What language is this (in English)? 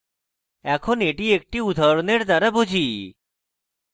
Bangla